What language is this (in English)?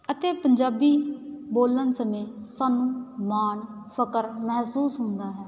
Punjabi